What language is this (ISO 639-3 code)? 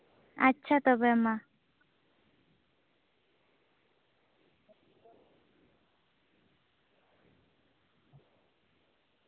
sat